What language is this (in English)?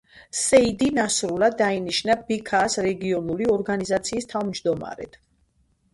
Georgian